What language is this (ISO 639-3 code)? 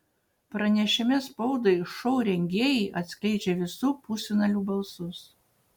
lit